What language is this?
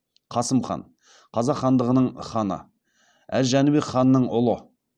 Kazakh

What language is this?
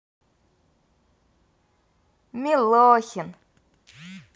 Russian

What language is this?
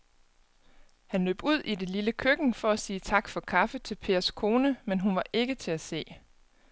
Danish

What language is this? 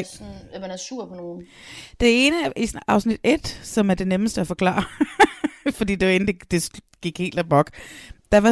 Danish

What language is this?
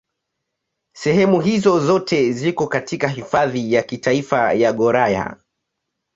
Swahili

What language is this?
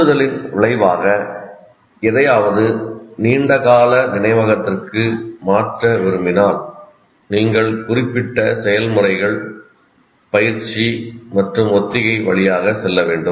Tamil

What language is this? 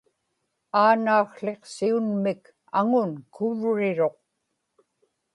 Inupiaq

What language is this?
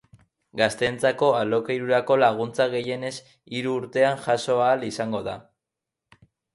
Basque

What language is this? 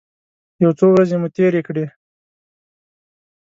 Pashto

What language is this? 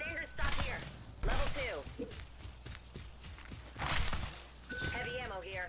Korean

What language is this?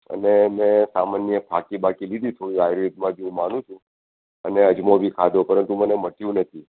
Gujarati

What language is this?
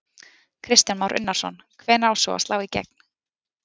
Icelandic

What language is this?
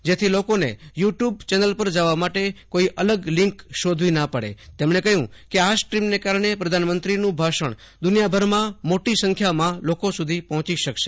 Gujarati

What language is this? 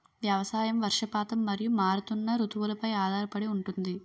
Telugu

